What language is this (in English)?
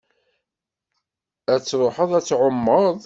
Kabyle